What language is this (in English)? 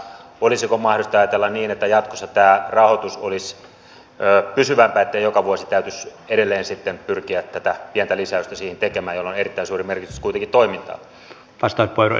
Finnish